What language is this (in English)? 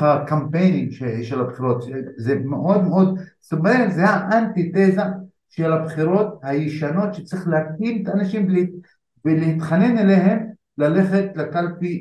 Hebrew